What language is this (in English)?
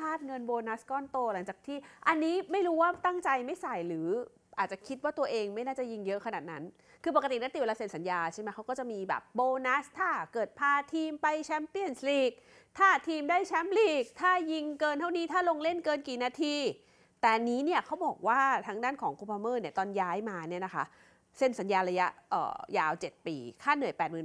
Thai